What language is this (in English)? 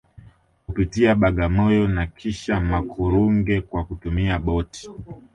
Swahili